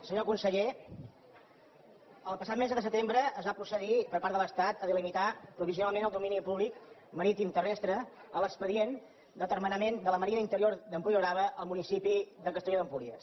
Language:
Catalan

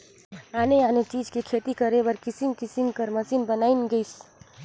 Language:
Chhattisgarhi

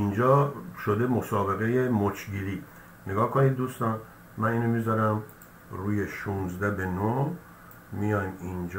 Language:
Persian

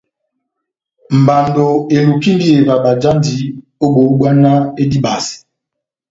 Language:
Batanga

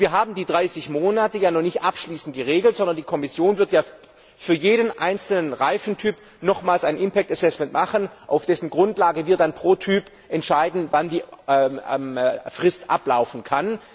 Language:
German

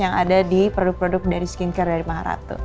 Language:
Indonesian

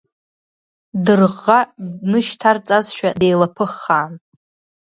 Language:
Abkhazian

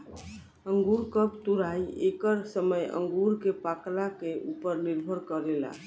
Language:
Bhojpuri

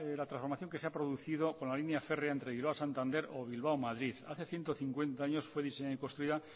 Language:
Spanish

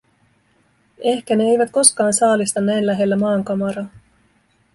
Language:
Finnish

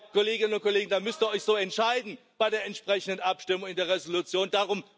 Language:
German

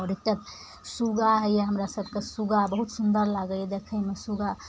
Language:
Maithili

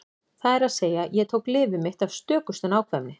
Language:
Icelandic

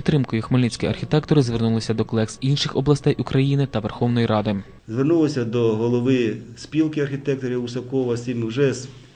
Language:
Ukrainian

